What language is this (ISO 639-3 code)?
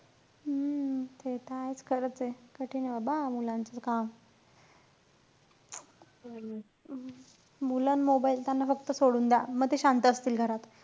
mar